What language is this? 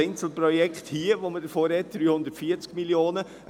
Swiss German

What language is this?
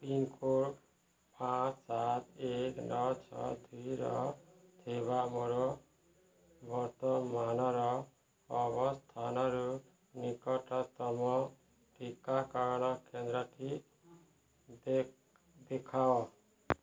Odia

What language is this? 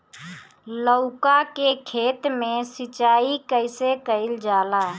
Bhojpuri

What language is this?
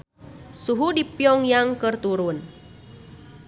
Sundanese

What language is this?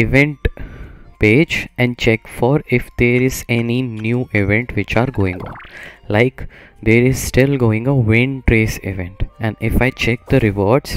English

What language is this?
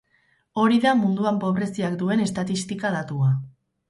Basque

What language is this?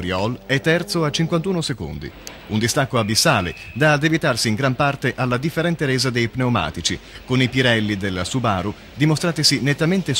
Italian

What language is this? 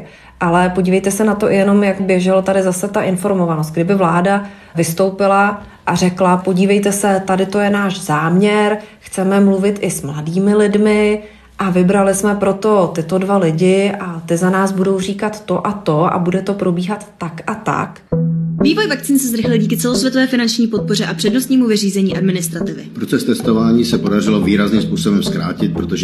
Czech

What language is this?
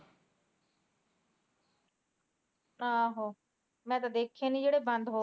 Punjabi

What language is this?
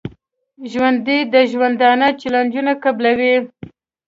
Pashto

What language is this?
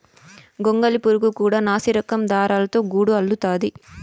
Telugu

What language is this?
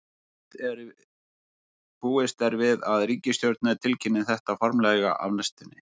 Icelandic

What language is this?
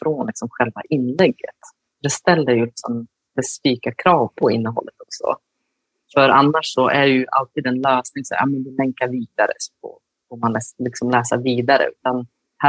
Swedish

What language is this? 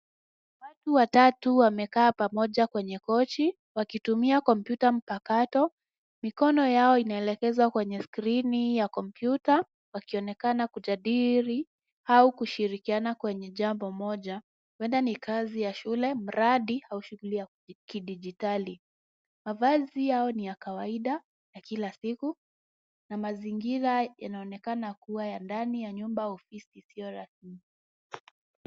Swahili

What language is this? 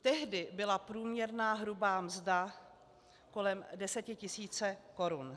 Czech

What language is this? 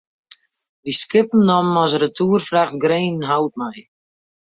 Western Frisian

